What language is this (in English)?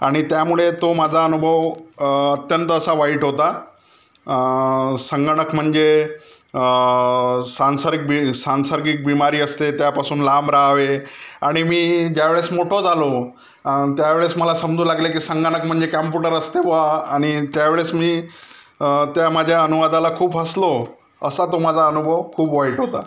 Marathi